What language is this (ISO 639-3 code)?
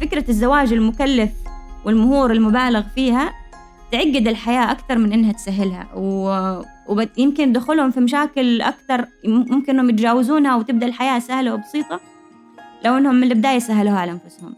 ara